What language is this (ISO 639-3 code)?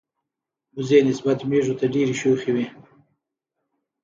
pus